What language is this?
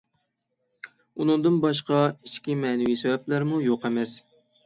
Uyghur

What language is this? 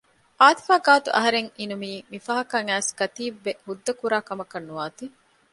Divehi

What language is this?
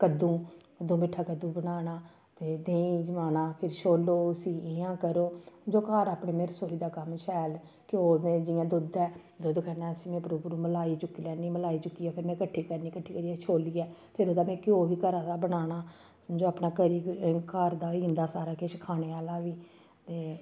Dogri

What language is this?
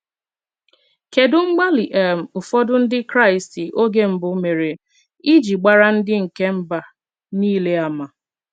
Igbo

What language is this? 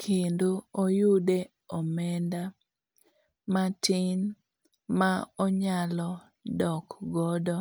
Luo (Kenya and Tanzania)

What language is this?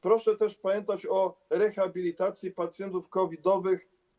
Polish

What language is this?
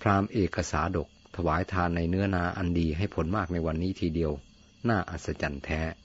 Thai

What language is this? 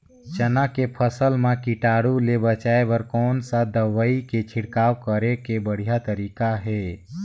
Chhattisgarhi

